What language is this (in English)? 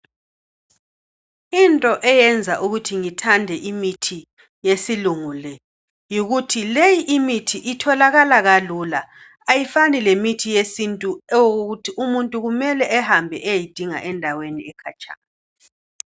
North Ndebele